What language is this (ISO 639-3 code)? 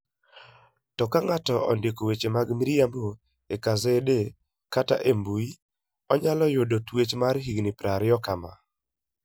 luo